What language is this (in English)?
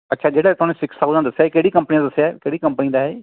Punjabi